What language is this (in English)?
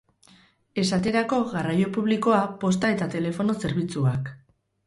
Basque